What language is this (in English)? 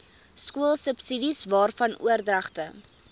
Afrikaans